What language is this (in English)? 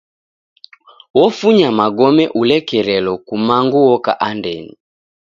Taita